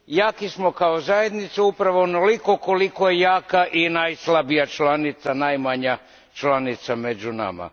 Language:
Croatian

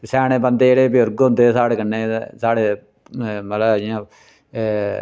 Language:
Dogri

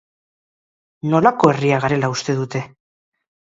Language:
Basque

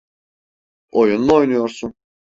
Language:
Turkish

